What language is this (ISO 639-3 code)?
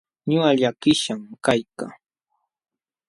qxw